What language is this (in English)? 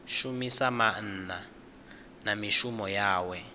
Venda